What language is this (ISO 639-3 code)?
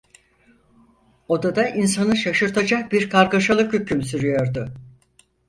tur